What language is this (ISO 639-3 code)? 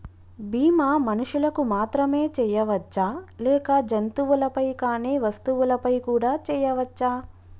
tel